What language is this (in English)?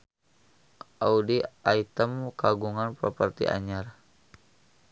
Sundanese